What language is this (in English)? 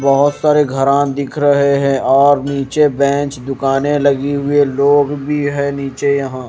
Hindi